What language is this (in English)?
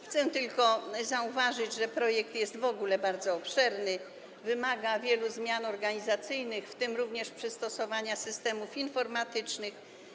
Polish